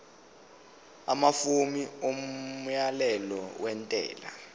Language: Zulu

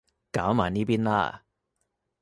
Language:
Cantonese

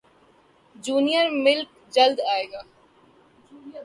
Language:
Urdu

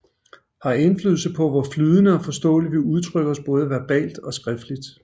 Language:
Danish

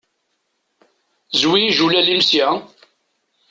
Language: Kabyle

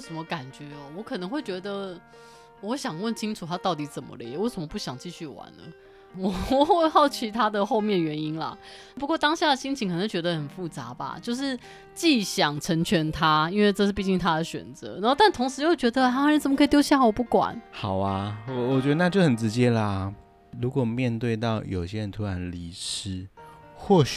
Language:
Chinese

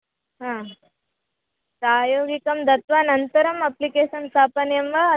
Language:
Sanskrit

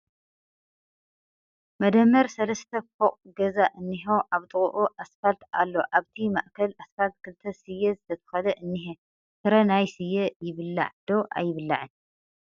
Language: Tigrinya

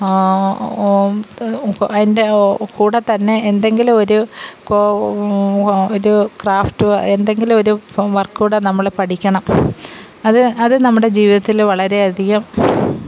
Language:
Malayalam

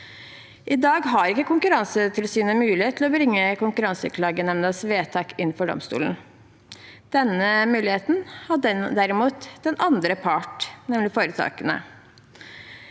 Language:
Norwegian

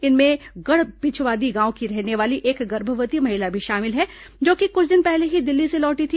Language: Hindi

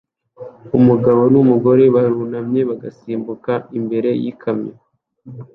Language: Kinyarwanda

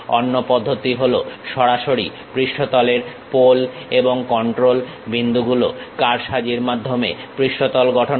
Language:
Bangla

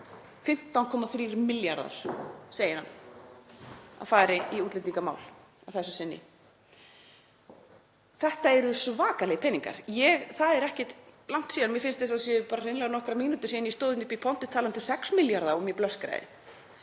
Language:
Icelandic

